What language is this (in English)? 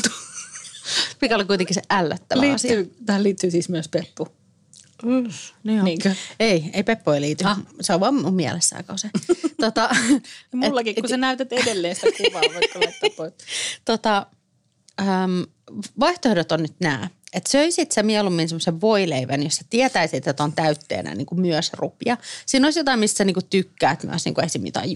Finnish